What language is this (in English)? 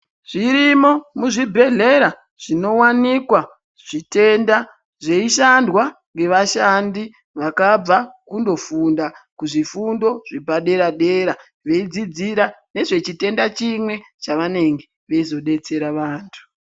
Ndau